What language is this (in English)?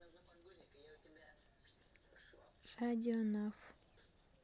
Russian